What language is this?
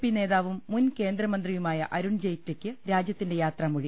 Malayalam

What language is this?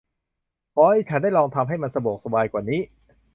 Thai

